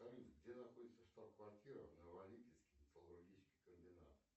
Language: Russian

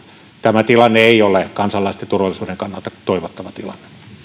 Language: Finnish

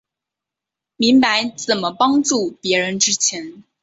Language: Chinese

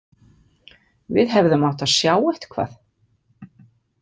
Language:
Icelandic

